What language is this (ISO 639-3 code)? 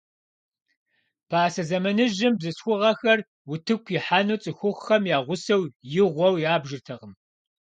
kbd